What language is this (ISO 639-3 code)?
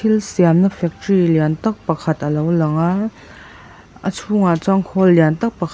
lus